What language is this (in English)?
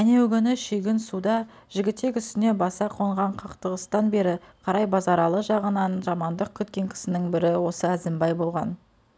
Kazakh